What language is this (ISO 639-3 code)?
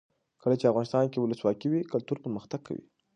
pus